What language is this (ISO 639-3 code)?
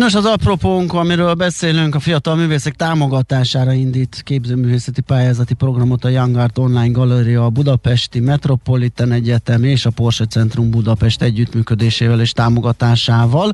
hun